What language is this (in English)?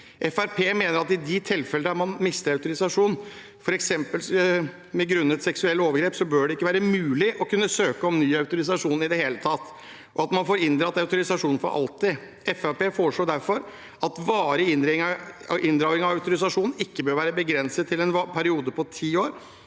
Norwegian